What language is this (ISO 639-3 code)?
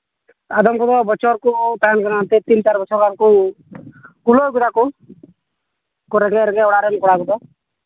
sat